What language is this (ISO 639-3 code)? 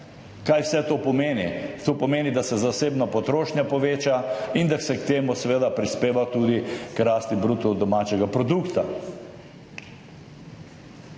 slv